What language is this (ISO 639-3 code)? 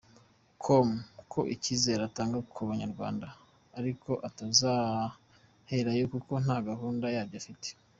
kin